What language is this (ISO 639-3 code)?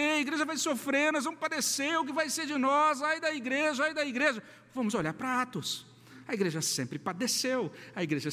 por